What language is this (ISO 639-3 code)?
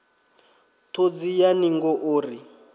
ven